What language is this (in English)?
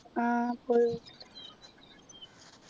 Malayalam